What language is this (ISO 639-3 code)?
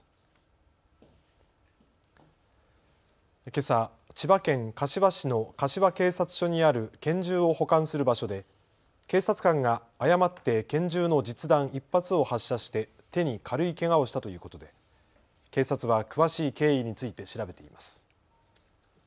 jpn